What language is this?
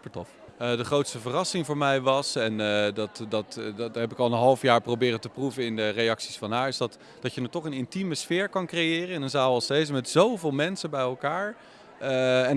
Dutch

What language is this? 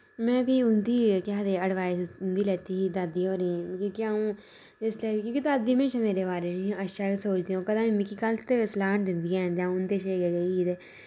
Dogri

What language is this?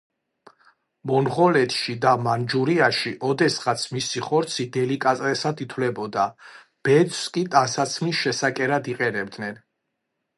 Georgian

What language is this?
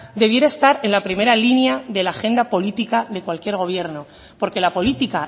Spanish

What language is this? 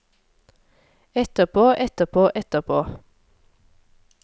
Norwegian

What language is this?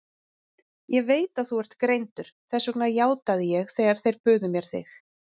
Icelandic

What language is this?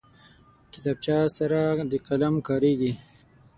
Pashto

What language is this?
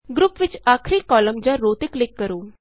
Punjabi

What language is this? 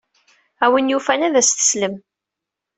Kabyle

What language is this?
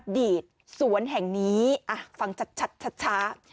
Thai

